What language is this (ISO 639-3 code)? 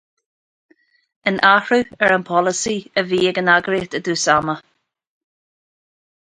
gle